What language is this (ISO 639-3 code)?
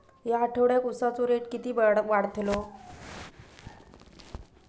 mar